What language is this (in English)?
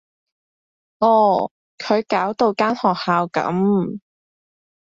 Cantonese